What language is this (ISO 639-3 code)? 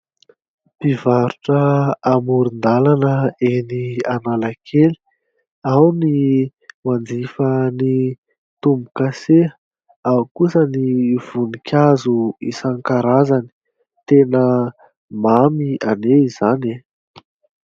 mlg